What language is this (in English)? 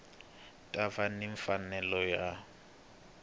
Tsonga